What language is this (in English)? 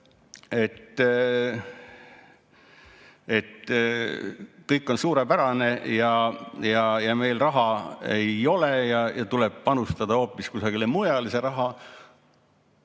Estonian